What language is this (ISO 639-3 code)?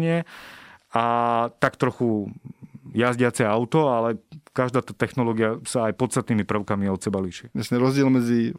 slk